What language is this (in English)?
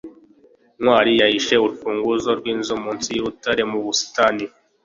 Kinyarwanda